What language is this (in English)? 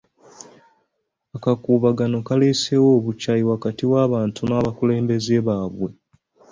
Ganda